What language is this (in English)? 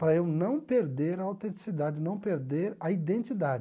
Portuguese